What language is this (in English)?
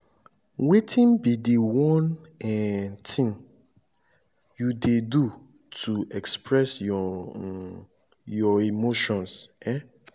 Nigerian Pidgin